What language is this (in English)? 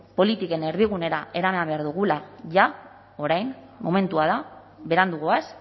Basque